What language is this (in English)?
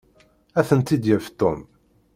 Kabyle